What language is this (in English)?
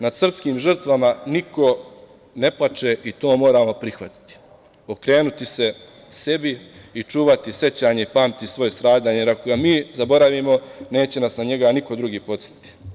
Serbian